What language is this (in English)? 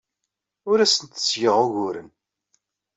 Kabyle